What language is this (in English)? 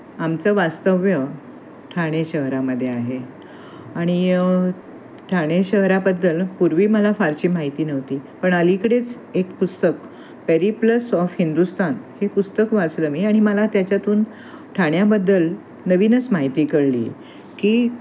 Marathi